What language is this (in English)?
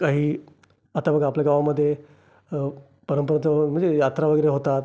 Marathi